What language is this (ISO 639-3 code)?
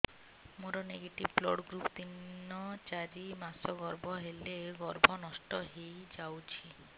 ori